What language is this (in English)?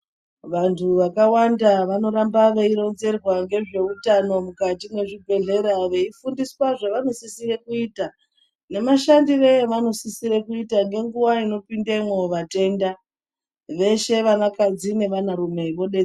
Ndau